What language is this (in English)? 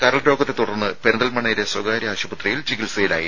Malayalam